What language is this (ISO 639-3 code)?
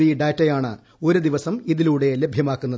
mal